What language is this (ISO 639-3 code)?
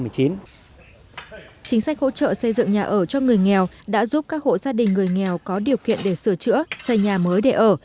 vie